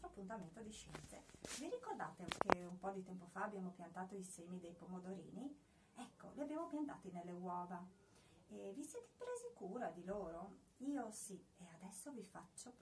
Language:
Italian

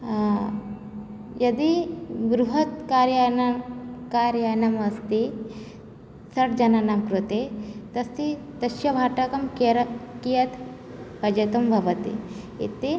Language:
Sanskrit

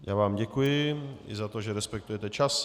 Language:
Czech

